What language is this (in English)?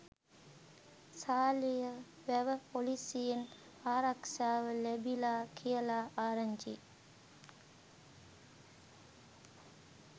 Sinhala